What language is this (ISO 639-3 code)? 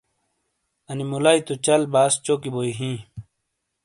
scl